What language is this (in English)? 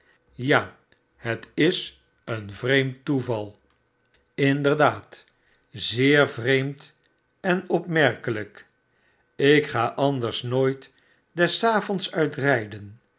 Dutch